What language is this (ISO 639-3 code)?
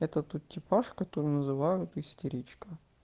rus